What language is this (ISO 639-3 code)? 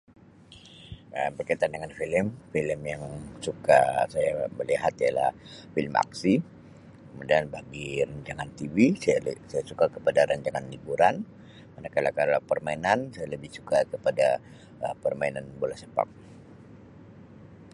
msi